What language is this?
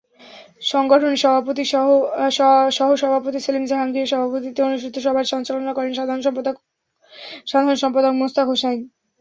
Bangla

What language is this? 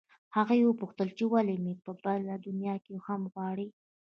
Pashto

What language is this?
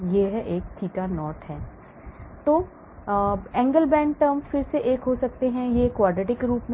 Hindi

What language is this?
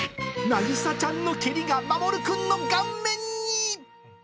Japanese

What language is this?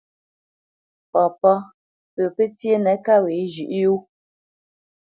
Bamenyam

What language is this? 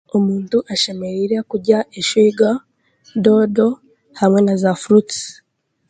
Chiga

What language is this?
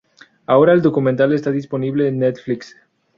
Spanish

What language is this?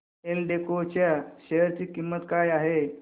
Marathi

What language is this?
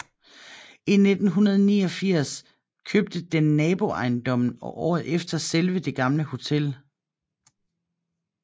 Danish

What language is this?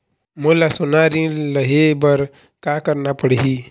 Chhattisgarhi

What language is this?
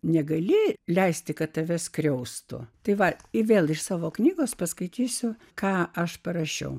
Lithuanian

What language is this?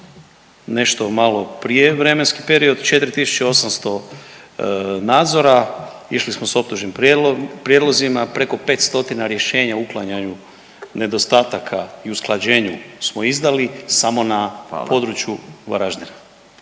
Croatian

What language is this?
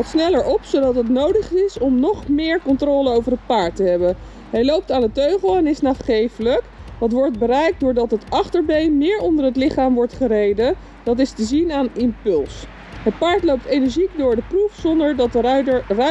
Dutch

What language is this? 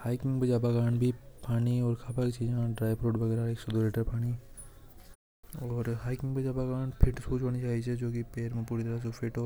Hadothi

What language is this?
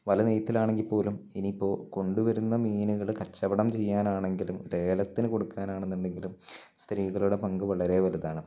Malayalam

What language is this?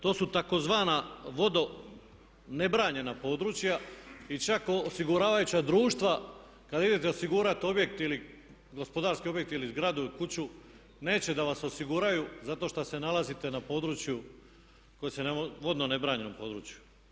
Croatian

